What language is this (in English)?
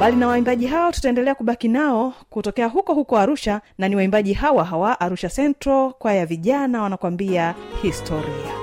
Swahili